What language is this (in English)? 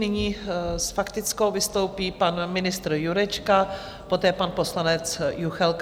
Czech